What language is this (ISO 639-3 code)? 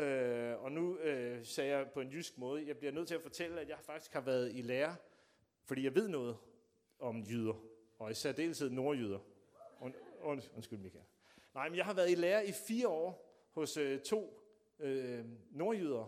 dan